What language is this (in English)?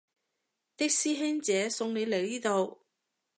Cantonese